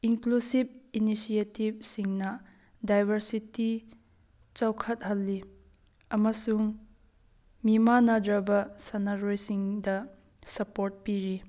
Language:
Manipuri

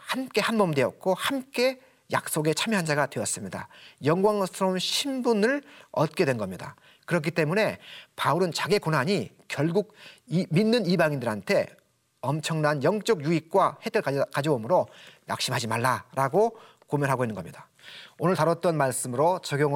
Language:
Korean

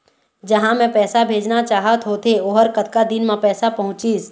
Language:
Chhattisgarhi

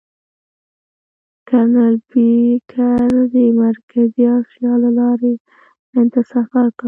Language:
Pashto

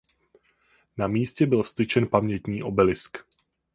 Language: Czech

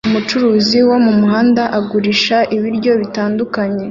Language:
Kinyarwanda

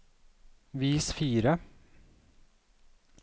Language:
Norwegian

